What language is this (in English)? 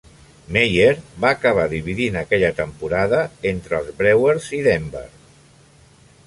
Catalan